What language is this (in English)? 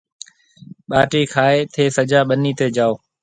Marwari (Pakistan)